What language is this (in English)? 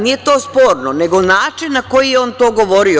Serbian